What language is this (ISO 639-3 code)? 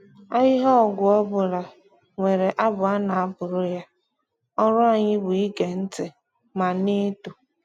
ibo